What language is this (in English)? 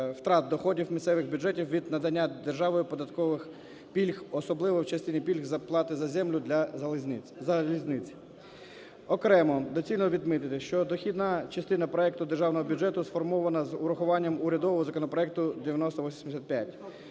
Ukrainian